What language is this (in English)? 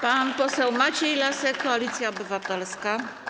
Polish